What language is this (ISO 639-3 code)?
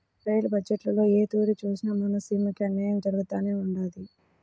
tel